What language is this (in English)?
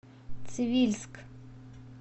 Russian